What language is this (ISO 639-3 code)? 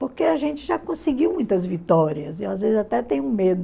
por